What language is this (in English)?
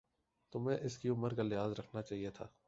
Urdu